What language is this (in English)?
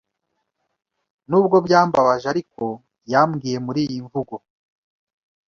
Kinyarwanda